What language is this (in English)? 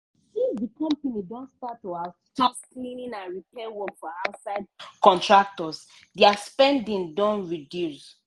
Nigerian Pidgin